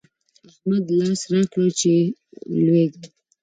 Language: Pashto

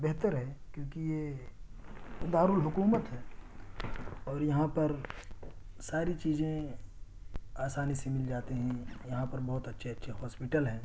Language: Urdu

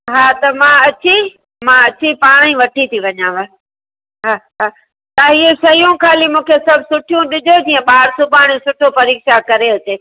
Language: Sindhi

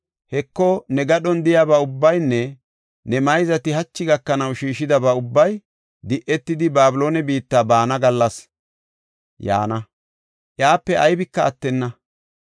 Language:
Gofa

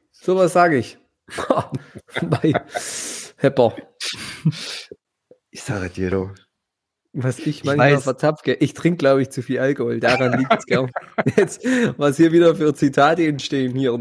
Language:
German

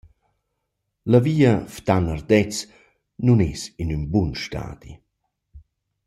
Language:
Romansh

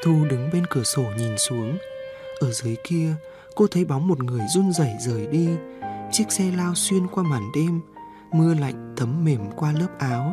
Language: Vietnamese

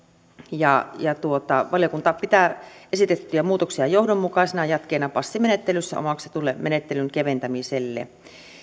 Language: Finnish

